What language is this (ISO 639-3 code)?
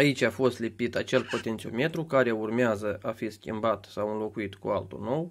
ron